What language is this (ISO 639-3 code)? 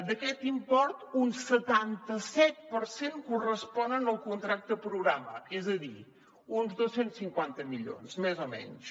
cat